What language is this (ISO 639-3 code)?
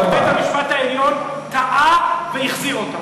heb